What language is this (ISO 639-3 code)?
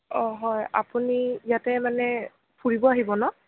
asm